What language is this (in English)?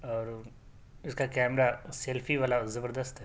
Urdu